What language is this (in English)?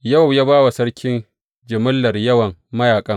Hausa